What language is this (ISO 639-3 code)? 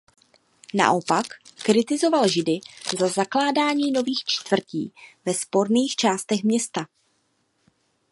ces